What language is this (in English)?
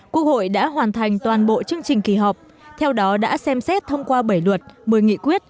Vietnamese